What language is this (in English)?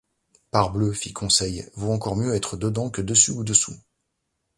French